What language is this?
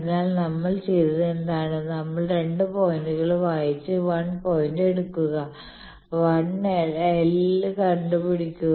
Malayalam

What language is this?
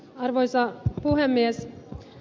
Finnish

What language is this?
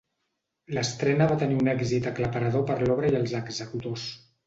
Catalan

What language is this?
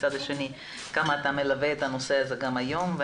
Hebrew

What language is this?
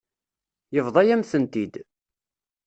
Kabyle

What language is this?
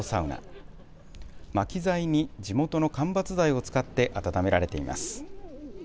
Japanese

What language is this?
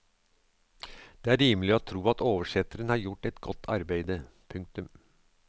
Norwegian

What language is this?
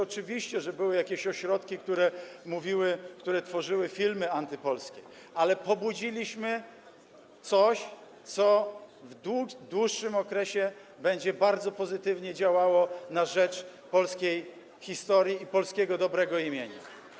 Polish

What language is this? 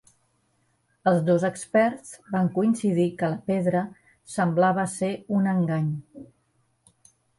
Catalan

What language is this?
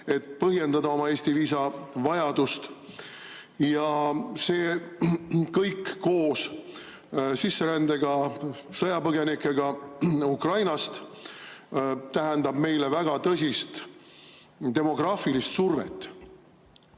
Estonian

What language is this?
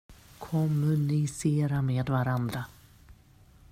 Swedish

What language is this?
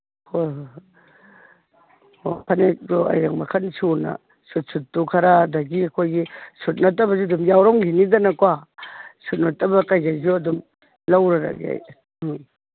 Manipuri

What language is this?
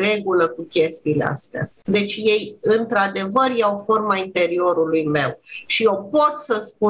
Romanian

